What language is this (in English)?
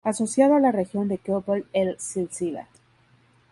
Spanish